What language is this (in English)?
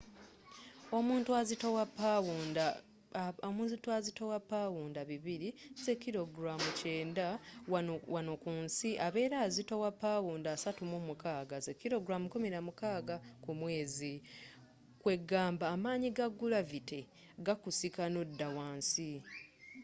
Ganda